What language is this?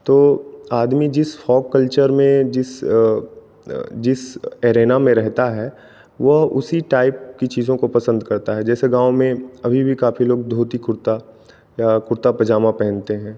Hindi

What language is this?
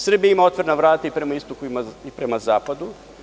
Serbian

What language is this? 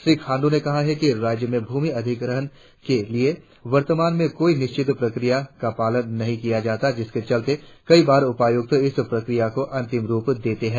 Hindi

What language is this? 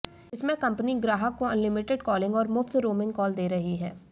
Hindi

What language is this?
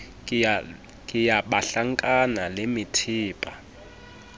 Southern Sotho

